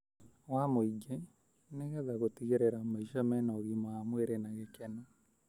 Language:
Kikuyu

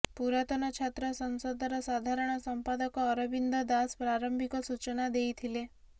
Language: Odia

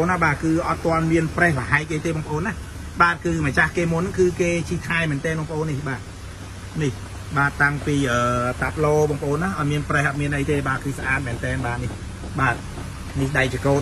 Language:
Thai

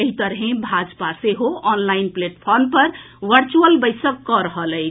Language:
Maithili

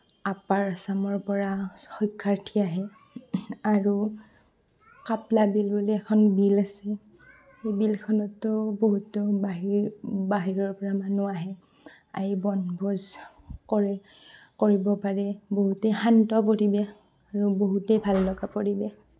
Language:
Assamese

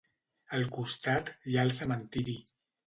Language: Catalan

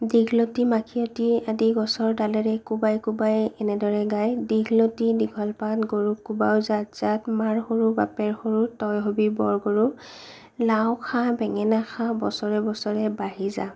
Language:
Assamese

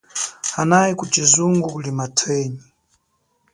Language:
Chokwe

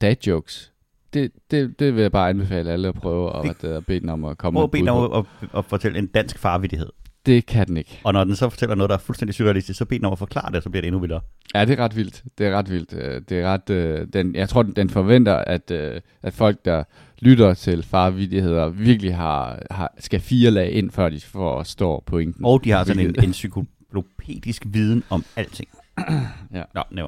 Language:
Danish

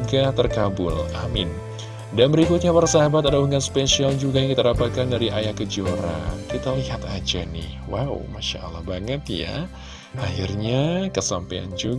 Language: Indonesian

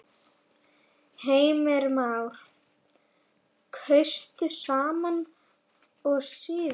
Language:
Icelandic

